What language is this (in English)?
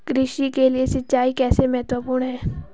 Hindi